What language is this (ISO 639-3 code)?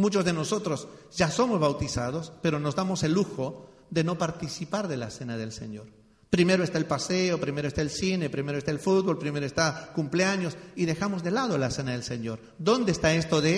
spa